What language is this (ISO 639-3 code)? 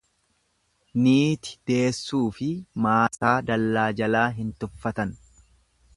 orm